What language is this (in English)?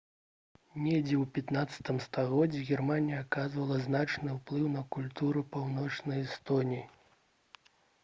Belarusian